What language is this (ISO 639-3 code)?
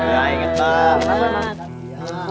ind